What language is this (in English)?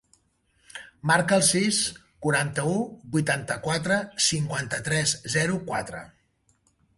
Catalan